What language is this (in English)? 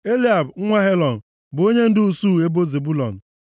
Igbo